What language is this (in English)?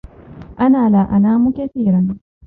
Arabic